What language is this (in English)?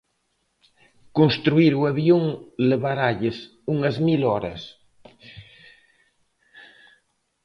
Galician